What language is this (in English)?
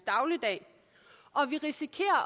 Danish